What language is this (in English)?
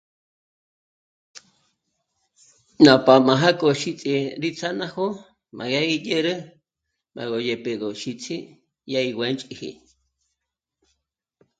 Michoacán Mazahua